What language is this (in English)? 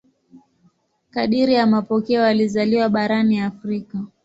Swahili